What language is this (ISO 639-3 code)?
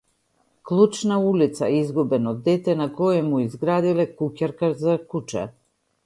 mkd